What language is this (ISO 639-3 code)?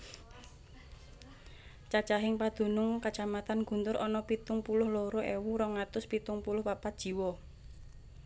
jav